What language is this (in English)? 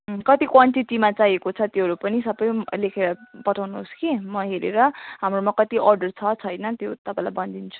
Nepali